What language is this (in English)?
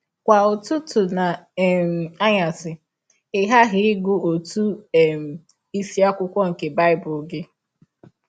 Igbo